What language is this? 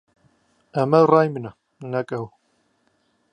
Central Kurdish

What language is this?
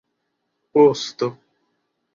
Esperanto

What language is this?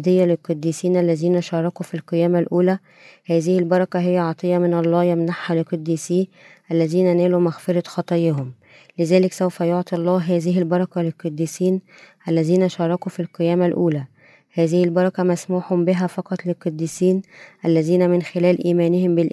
Arabic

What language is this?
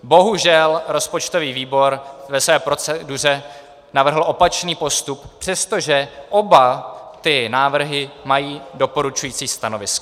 Czech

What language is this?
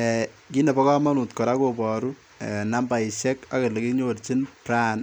Kalenjin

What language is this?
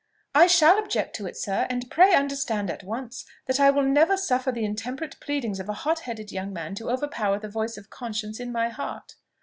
English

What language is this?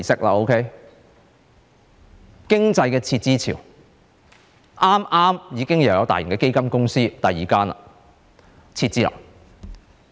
Cantonese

